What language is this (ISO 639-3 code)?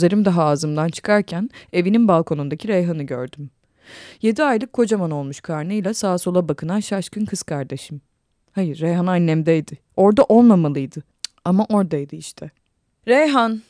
tur